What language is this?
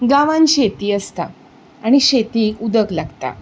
Konkani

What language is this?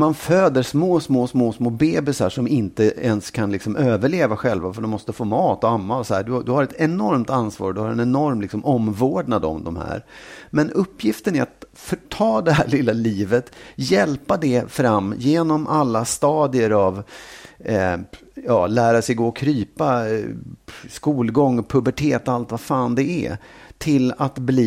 Swedish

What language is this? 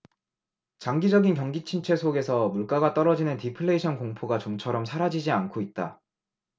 Korean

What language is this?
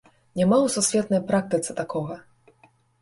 Belarusian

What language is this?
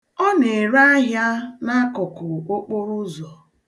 Igbo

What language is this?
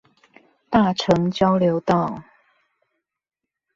Chinese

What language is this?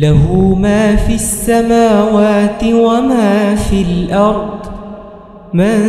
Arabic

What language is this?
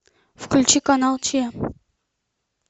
Russian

